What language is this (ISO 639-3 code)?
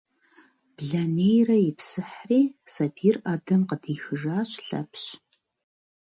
kbd